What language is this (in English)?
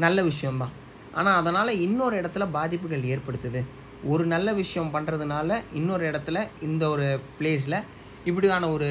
Korean